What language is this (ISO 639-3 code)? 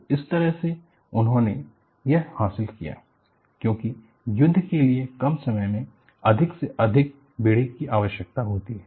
hin